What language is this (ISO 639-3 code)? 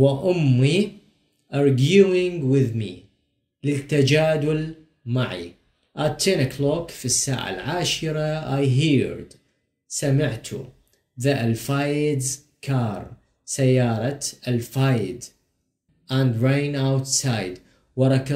ara